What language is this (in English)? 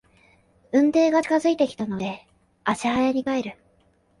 Japanese